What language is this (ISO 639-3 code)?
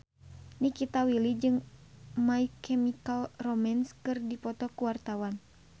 sun